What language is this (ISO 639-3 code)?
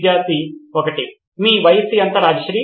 tel